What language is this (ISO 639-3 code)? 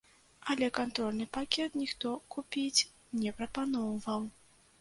bel